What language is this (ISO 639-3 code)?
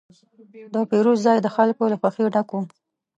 pus